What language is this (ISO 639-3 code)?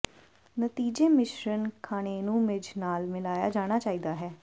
pan